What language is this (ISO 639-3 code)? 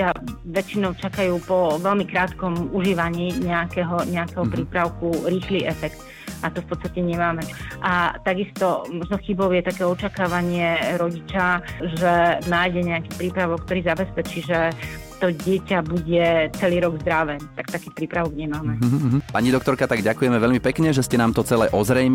slk